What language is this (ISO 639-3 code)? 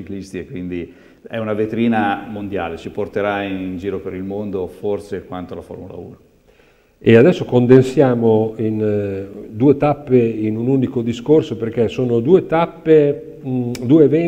ita